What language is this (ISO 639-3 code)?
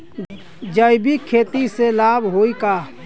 bho